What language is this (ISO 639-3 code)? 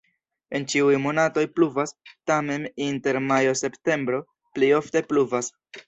epo